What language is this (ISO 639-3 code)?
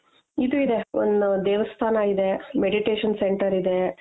kan